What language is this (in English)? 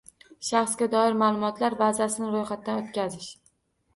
Uzbek